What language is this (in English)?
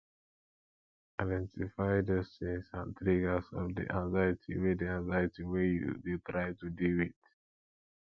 Nigerian Pidgin